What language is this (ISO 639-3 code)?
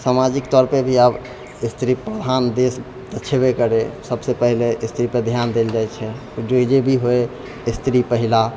mai